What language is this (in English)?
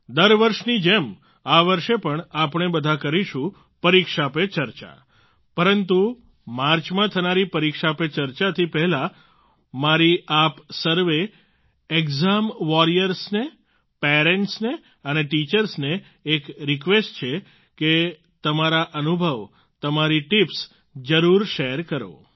Gujarati